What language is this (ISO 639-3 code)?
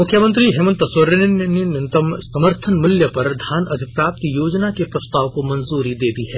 hin